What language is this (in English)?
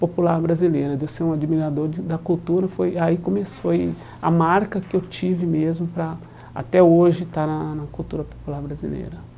Portuguese